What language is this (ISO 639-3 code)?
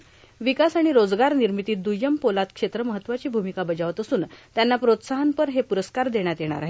mar